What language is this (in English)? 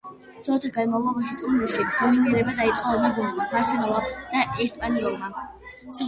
Georgian